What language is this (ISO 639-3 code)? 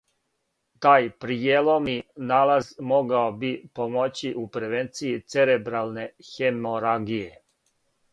srp